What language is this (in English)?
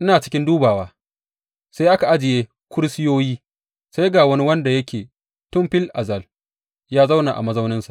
Hausa